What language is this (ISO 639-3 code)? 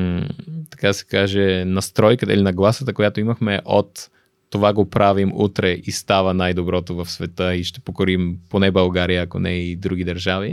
bul